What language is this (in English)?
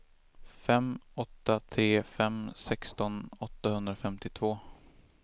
Swedish